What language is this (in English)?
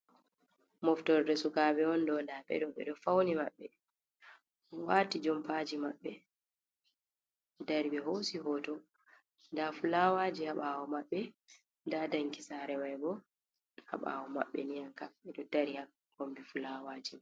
Fula